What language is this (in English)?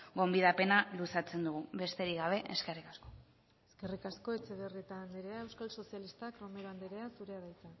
Basque